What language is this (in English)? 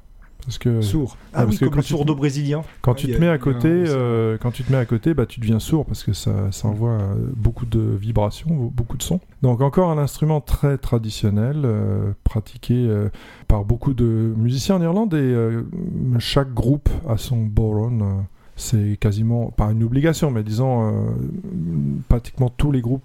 French